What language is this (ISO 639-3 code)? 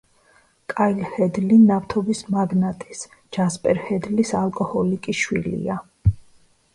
kat